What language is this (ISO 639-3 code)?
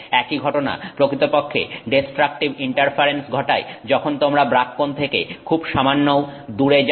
ben